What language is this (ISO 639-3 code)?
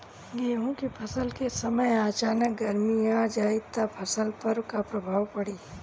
bho